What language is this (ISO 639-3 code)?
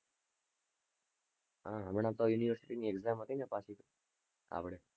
guj